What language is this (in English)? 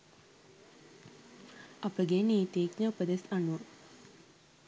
Sinhala